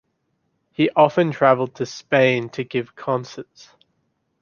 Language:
English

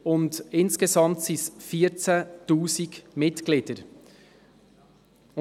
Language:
Swiss German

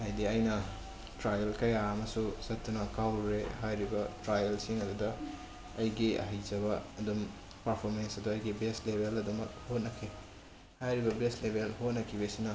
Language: Manipuri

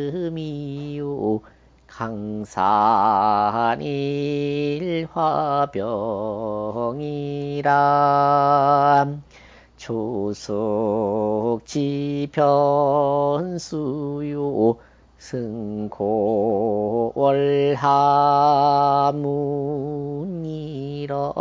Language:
Korean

